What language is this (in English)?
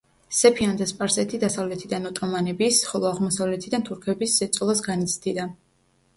Georgian